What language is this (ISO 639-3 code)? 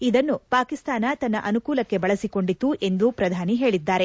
kan